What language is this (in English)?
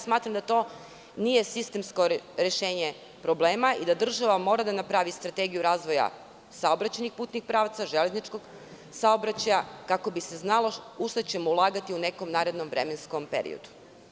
Serbian